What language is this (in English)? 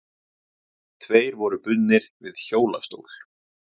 Icelandic